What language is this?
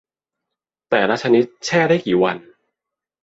Thai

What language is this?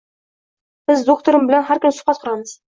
Uzbek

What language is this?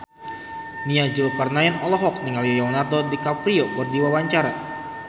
Sundanese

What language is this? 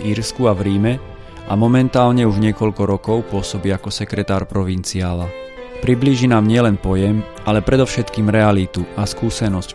Slovak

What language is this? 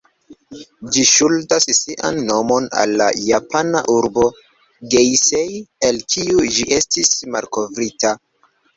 Esperanto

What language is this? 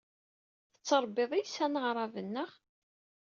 Kabyle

